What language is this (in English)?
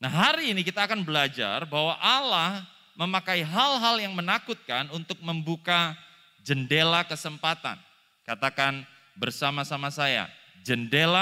Indonesian